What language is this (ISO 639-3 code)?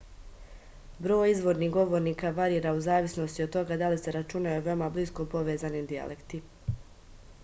srp